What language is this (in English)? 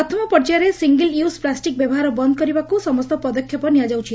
Odia